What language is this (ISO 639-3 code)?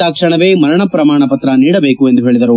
kan